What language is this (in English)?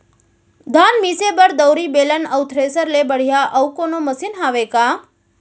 Chhattisgarhi